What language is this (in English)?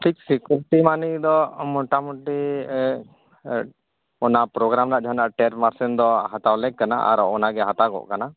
Santali